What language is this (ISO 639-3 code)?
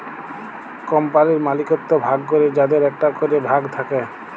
ben